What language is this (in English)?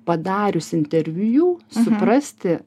Lithuanian